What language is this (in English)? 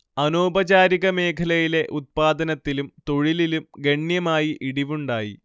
Malayalam